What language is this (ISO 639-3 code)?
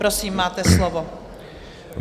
ces